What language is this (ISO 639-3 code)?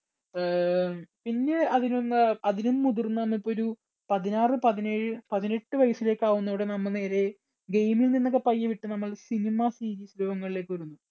mal